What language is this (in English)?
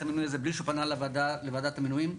Hebrew